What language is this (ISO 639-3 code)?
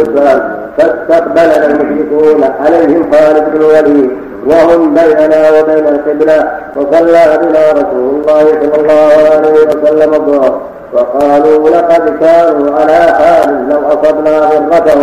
ara